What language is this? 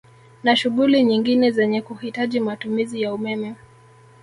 Swahili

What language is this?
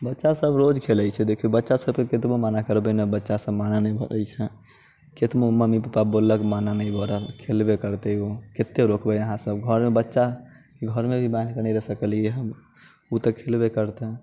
Maithili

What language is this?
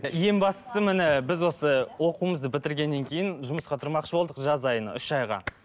Kazakh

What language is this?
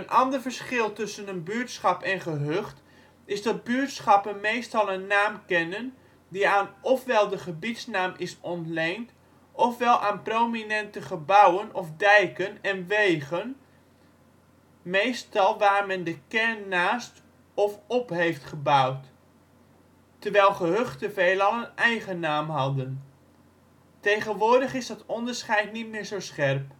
Dutch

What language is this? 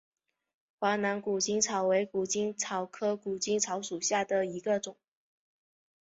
Chinese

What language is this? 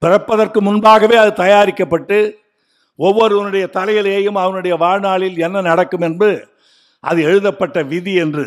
Tamil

